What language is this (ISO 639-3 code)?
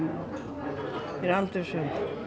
isl